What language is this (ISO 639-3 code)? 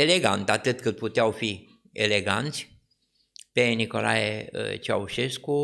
ron